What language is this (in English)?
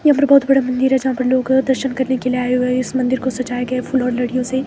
Hindi